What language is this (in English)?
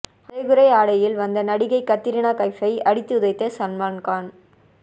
Tamil